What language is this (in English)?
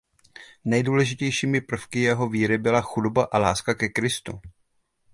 Czech